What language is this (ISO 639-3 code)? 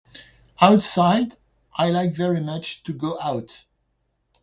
eng